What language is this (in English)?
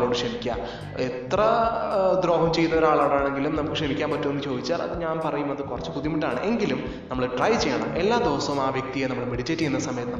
Malayalam